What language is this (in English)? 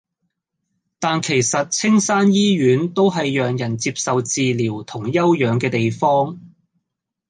Cantonese